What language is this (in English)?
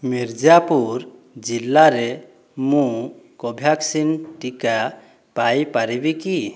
Odia